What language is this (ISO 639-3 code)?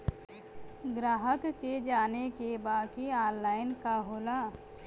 bho